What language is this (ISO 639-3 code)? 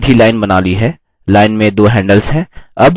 hin